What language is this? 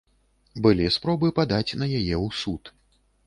Belarusian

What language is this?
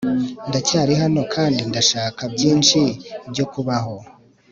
Kinyarwanda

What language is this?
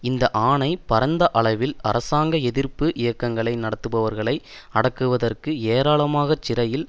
Tamil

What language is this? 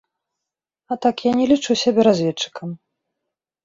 Belarusian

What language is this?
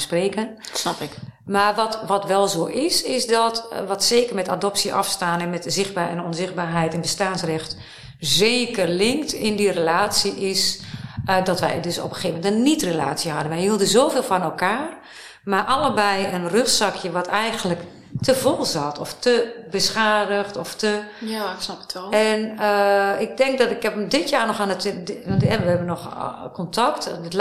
Dutch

